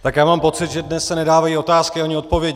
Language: Czech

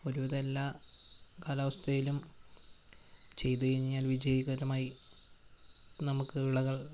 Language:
Malayalam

